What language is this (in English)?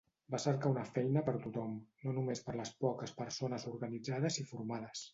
Catalan